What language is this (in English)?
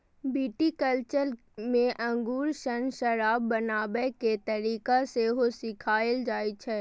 Maithili